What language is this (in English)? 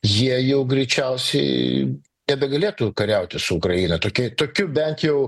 Lithuanian